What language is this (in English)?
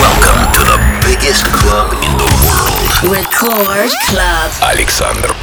Russian